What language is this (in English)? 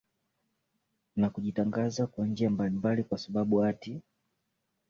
Swahili